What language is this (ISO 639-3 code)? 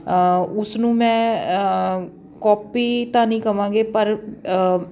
pan